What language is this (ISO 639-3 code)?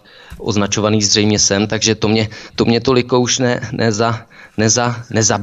ces